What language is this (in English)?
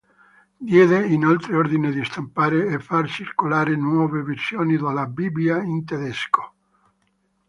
Italian